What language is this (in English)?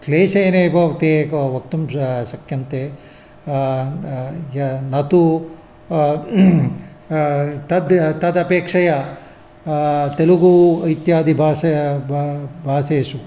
Sanskrit